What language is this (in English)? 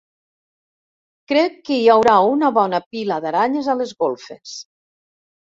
Catalan